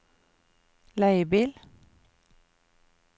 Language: Norwegian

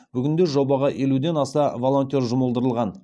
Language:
Kazakh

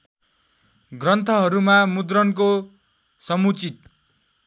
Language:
Nepali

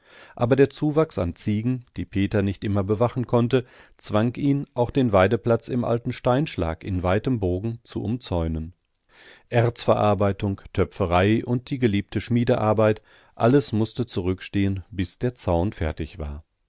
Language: German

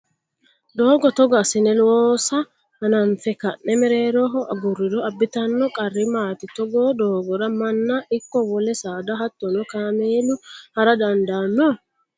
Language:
Sidamo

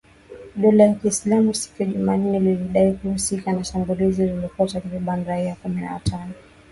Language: Swahili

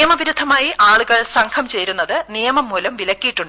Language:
Malayalam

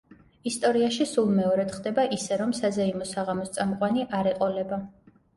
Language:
Georgian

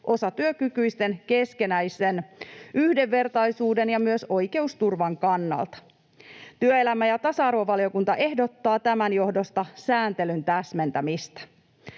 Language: Finnish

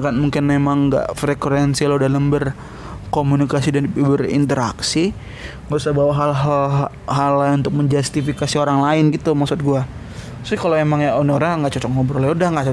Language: Indonesian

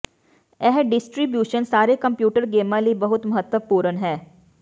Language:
Punjabi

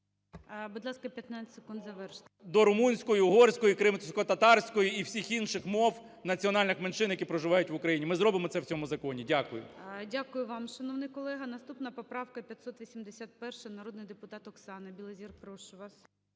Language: Ukrainian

